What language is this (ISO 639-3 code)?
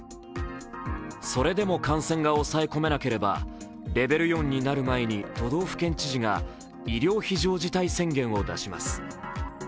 jpn